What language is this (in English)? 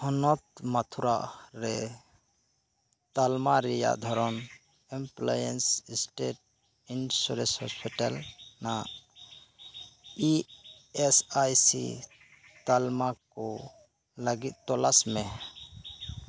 Santali